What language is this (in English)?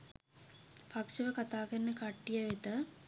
Sinhala